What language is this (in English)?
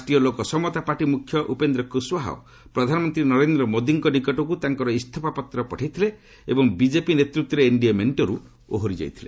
Odia